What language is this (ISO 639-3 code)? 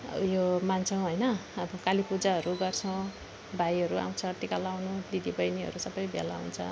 nep